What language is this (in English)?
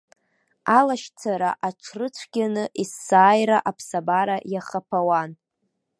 Abkhazian